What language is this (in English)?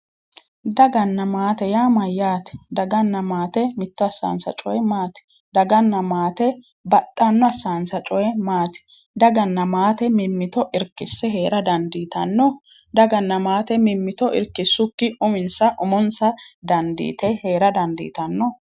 Sidamo